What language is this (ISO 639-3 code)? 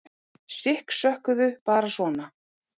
isl